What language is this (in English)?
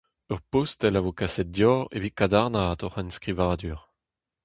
Breton